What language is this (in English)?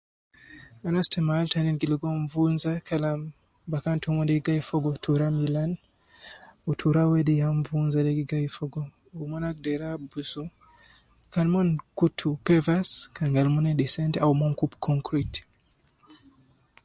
Nubi